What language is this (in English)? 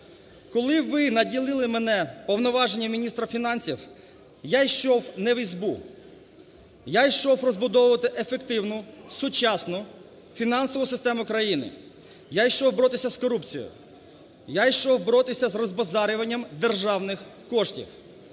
Ukrainian